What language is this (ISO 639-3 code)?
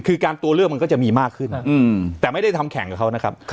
tha